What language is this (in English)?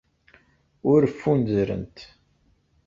Kabyle